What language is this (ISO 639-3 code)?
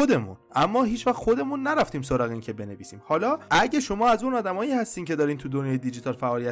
fas